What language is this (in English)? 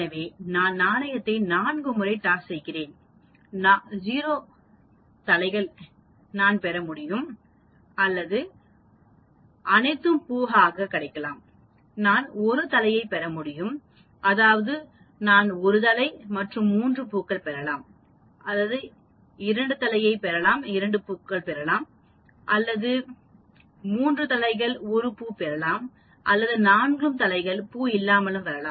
Tamil